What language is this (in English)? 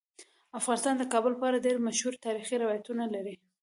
Pashto